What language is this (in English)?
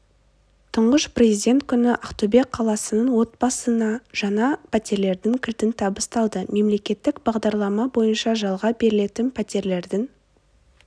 Kazakh